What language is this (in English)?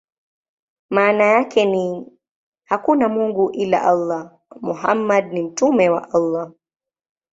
Swahili